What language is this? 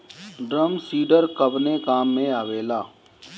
Bhojpuri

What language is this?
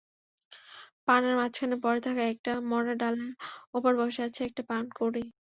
Bangla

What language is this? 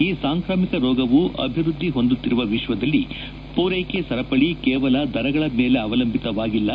Kannada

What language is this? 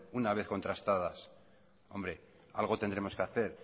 Spanish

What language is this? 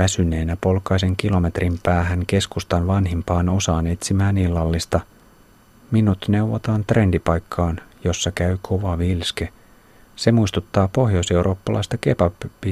Finnish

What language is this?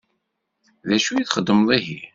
Kabyle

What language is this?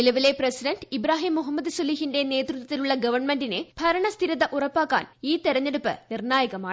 Malayalam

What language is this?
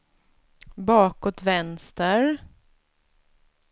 Swedish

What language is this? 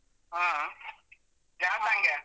Kannada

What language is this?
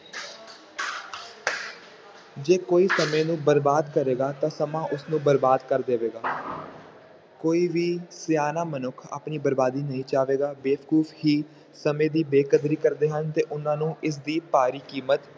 Punjabi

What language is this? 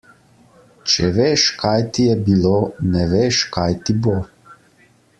Slovenian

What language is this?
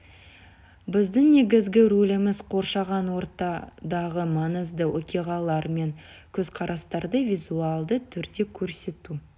Kazakh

